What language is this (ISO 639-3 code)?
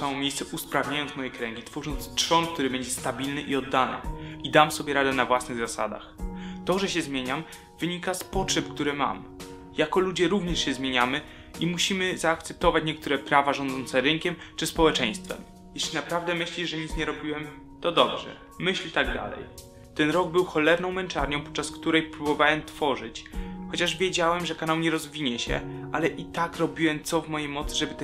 pol